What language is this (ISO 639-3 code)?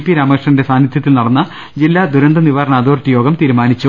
mal